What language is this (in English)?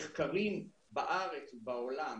Hebrew